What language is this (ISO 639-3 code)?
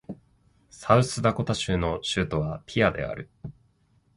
jpn